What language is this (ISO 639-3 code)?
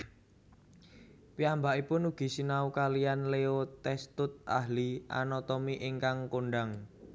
jav